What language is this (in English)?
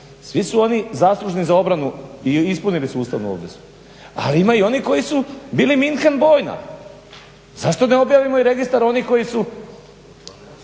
Croatian